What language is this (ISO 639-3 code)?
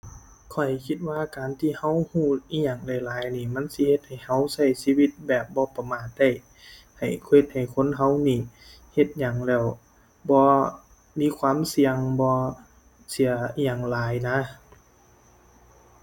tha